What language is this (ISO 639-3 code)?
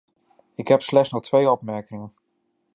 nld